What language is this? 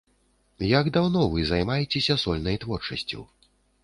Belarusian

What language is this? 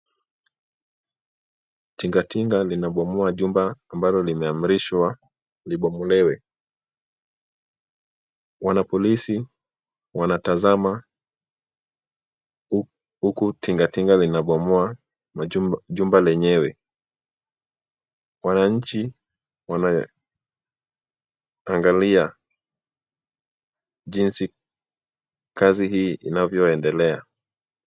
Swahili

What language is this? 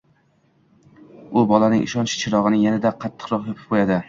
Uzbek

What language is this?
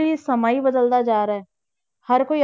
Punjabi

